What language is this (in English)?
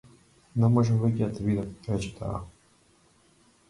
Macedonian